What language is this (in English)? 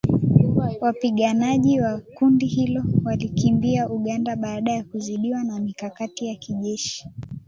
Swahili